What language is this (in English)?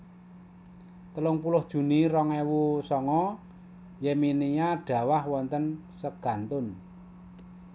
Javanese